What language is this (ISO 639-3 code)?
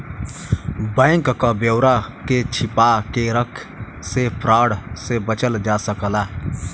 bho